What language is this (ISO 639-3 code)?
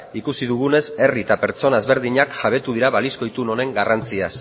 eus